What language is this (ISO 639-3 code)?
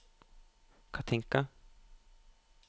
nor